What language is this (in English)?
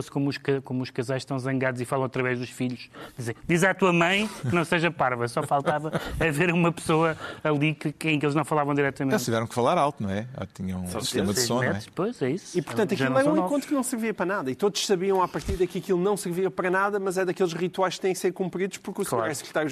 Portuguese